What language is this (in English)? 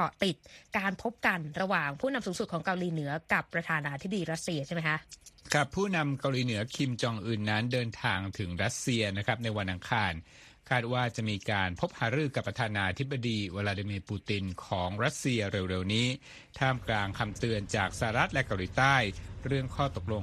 Thai